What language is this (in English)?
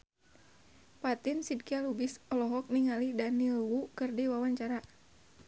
Sundanese